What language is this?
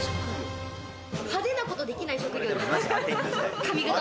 Japanese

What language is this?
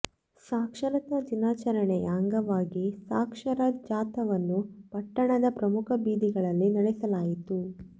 Kannada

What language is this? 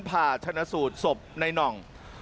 Thai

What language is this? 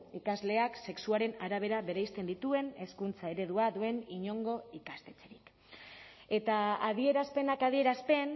Basque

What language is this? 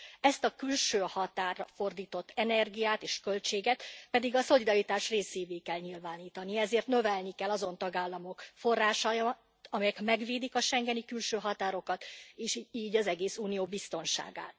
Hungarian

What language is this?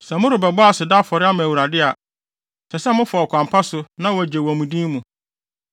Akan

